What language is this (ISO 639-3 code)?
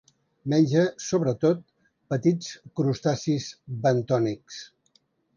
cat